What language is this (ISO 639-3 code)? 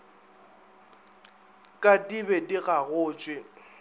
nso